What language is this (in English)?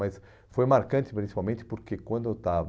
Portuguese